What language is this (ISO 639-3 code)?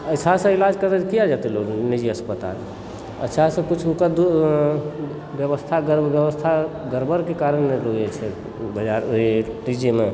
mai